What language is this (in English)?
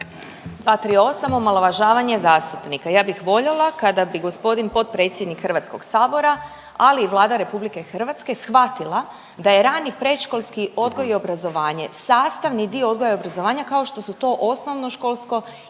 Croatian